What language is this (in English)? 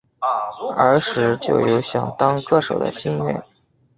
Chinese